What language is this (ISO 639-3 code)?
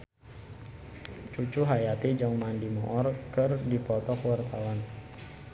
sun